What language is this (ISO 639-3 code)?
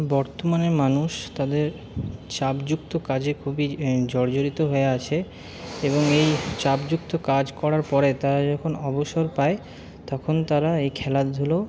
ben